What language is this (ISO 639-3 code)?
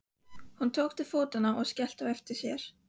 isl